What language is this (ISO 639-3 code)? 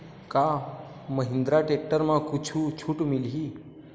hne